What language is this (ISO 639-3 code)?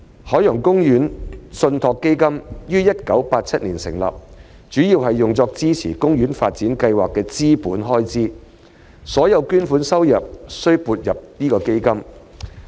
yue